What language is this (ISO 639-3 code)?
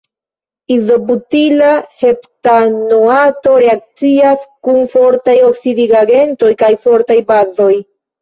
epo